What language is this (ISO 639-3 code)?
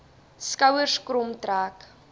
afr